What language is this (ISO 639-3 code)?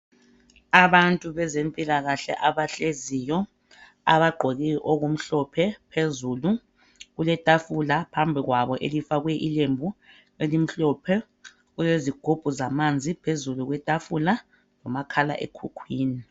nde